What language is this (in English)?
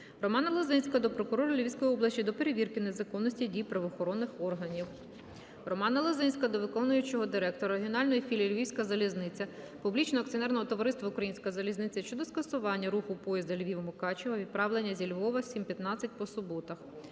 Ukrainian